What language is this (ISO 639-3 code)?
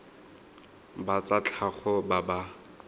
tsn